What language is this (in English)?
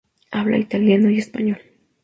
Spanish